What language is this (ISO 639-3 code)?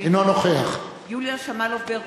heb